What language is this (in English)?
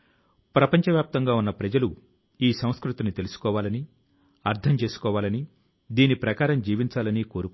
Telugu